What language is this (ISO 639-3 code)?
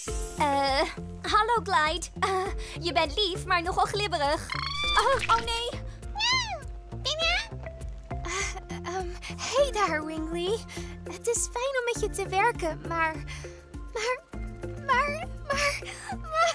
nld